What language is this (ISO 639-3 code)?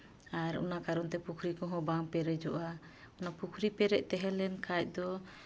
sat